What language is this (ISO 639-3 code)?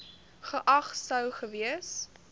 afr